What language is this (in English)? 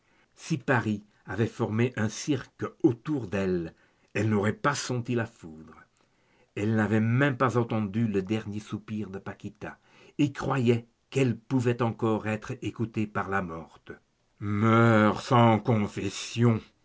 French